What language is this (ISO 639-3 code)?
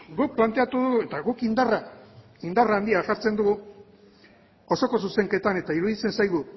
eus